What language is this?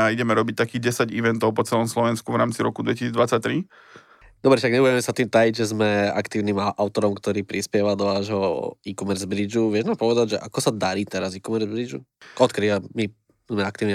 Slovak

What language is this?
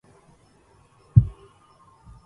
Arabic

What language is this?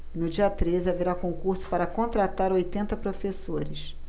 Portuguese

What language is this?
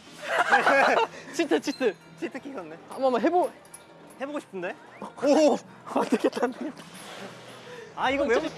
Korean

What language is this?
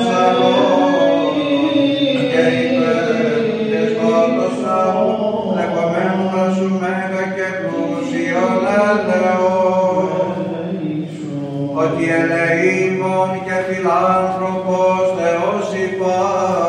Greek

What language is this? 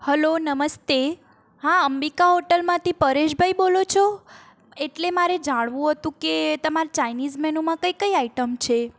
Gujarati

